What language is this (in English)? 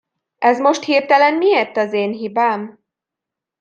Hungarian